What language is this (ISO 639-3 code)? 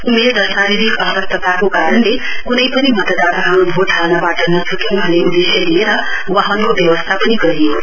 nep